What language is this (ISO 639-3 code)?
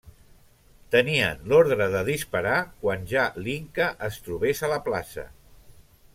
cat